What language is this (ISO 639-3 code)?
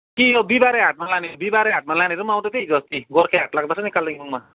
nep